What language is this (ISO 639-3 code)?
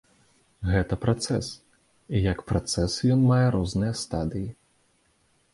bel